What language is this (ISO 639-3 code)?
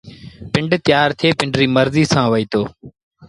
sbn